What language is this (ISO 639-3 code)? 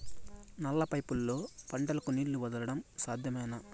tel